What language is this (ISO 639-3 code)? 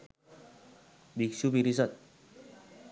sin